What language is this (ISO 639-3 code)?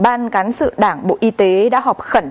vie